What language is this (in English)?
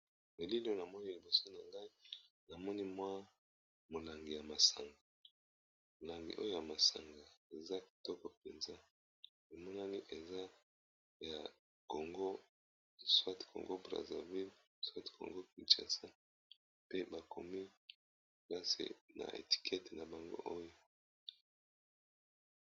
Lingala